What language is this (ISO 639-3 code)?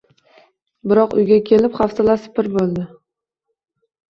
uzb